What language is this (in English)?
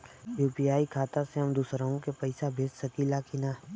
Bhojpuri